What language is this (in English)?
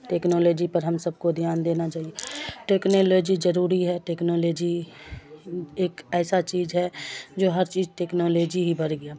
Urdu